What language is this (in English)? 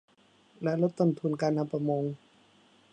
Thai